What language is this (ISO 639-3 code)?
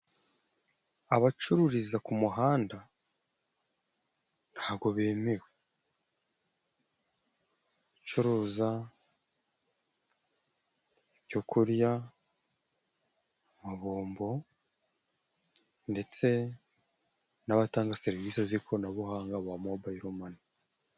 kin